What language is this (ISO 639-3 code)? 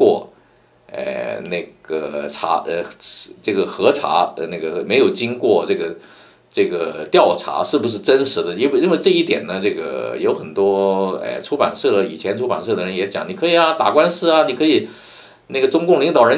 zho